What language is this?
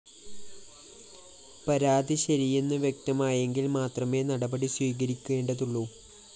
Malayalam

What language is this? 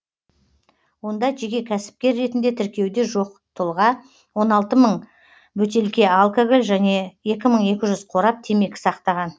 Kazakh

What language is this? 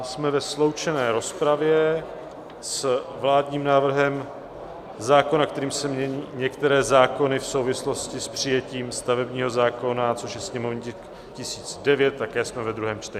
Czech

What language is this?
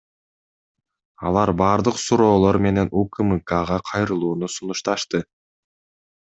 Kyrgyz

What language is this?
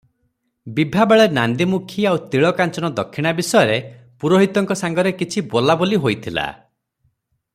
Odia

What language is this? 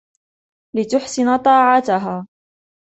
Arabic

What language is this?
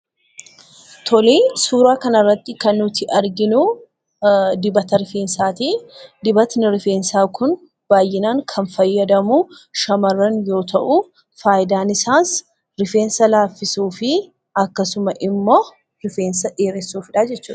Oromo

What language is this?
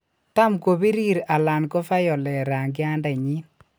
Kalenjin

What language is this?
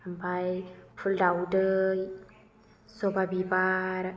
Bodo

